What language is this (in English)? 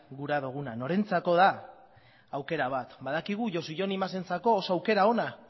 Basque